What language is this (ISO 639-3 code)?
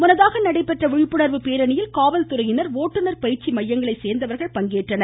tam